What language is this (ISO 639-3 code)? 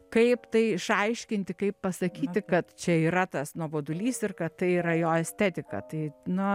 lit